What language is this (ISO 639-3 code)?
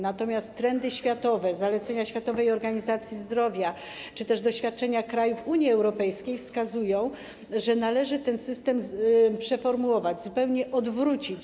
pol